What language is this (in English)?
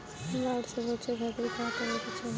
Bhojpuri